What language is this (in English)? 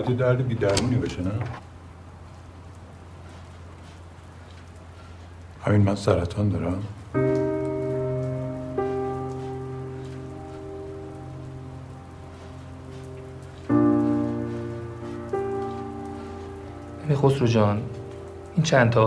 Persian